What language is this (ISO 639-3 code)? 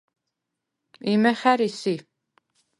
sva